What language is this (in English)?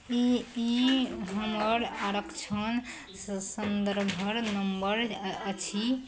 Maithili